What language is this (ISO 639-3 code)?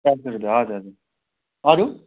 nep